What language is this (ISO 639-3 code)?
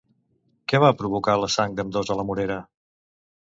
cat